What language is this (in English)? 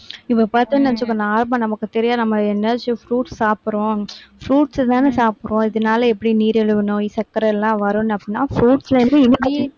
Tamil